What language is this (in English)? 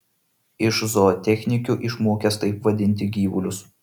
Lithuanian